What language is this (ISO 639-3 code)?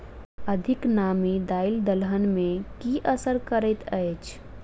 mai